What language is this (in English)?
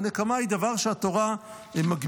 Hebrew